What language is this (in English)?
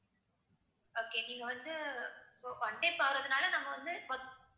Tamil